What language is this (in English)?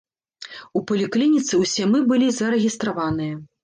Belarusian